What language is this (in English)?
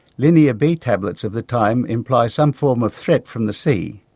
English